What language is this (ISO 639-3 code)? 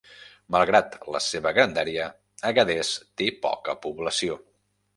cat